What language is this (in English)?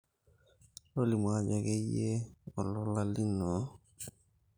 Masai